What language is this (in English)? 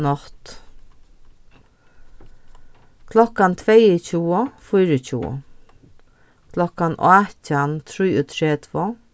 Faroese